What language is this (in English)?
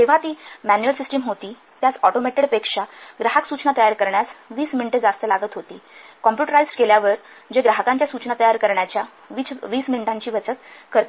Marathi